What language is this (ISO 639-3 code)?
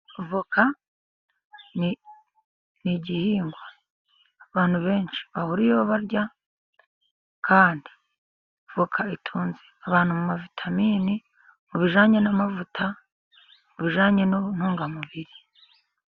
kin